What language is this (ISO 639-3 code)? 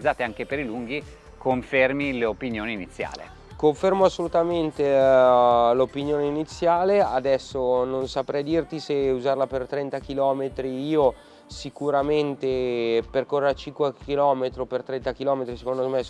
ita